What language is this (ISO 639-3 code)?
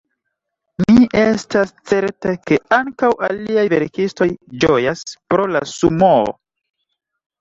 epo